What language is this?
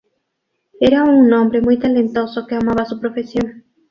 Spanish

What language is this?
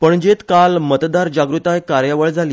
Konkani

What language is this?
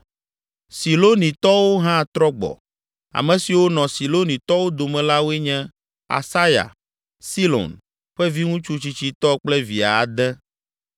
Ewe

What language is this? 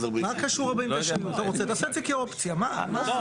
Hebrew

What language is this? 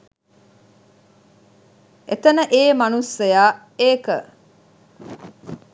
Sinhala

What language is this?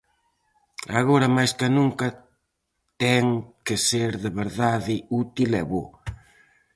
Galician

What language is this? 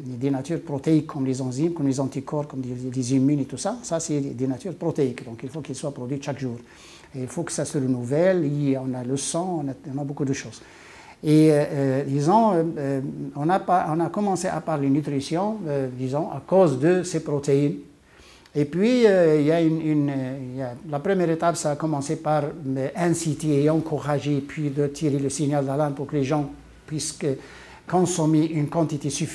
French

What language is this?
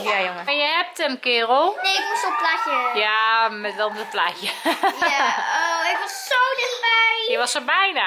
Dutch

